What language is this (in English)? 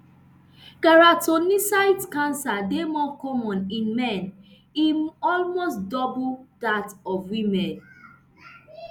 Nigerian Pidgin